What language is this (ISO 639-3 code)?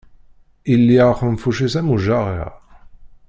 kab